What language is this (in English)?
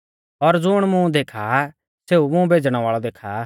Mahasu Pahari